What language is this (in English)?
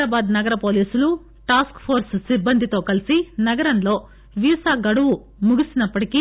Telugu